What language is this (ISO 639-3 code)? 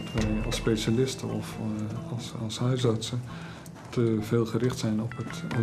nld